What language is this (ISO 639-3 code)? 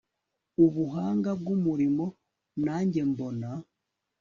kin